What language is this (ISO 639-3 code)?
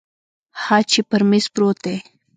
pus